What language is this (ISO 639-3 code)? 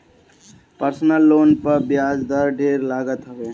bho